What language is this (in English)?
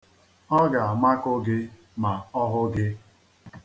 Igbo